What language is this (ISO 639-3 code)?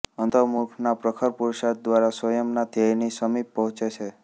guj